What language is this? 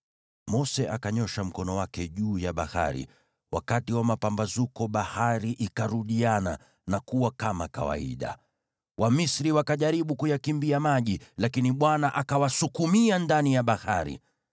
Swahili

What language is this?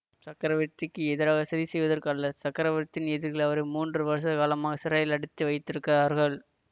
Tamil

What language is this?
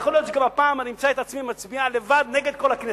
Hebrew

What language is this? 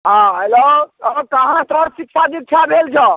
Maithili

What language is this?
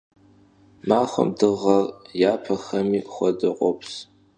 Kabardian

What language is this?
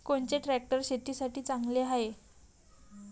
Marathi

